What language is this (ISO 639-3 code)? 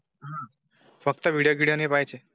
mar